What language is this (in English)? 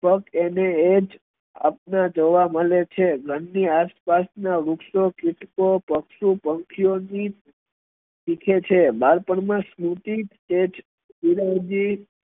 Gujarati